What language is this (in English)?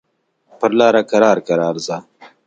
Pashto